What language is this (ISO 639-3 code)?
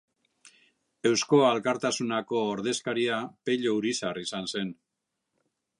eus